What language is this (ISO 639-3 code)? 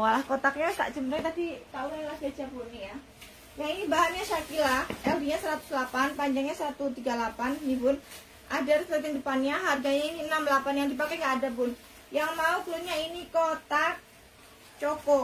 ind